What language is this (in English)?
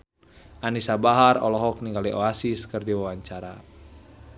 Sundanese